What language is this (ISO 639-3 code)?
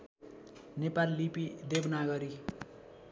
nep